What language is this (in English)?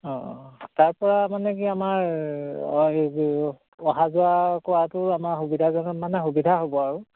Assamese